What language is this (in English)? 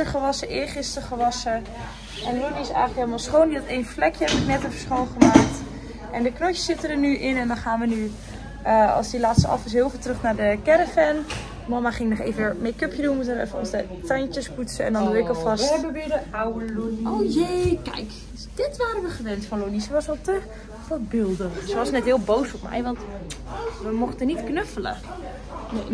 Dutch